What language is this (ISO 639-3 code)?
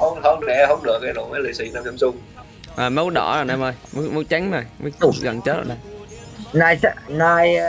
vie